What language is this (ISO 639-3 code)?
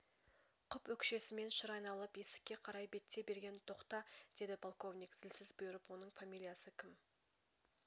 kaz